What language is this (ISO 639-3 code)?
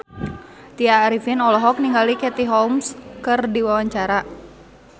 sun